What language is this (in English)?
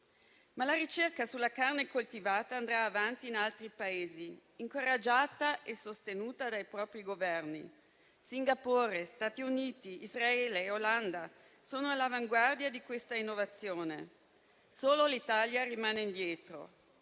Italian